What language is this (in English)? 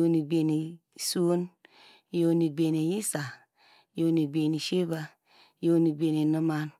Degema